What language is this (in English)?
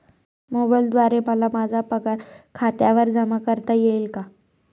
Marathi